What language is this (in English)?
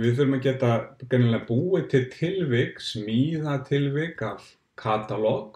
German